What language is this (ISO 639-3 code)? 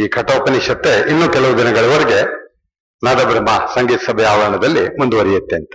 kan